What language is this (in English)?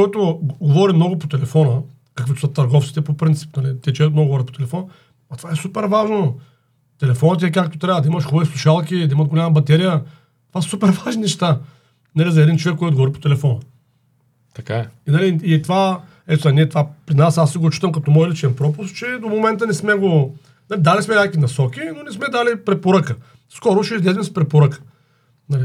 Bulgarian